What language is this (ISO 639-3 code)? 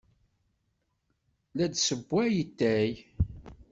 kab